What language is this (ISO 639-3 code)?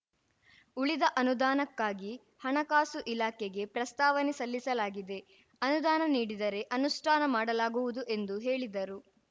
kan